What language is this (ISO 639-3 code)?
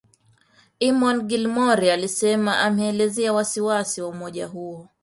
swa